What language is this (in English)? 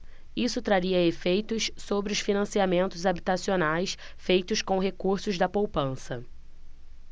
Portuguese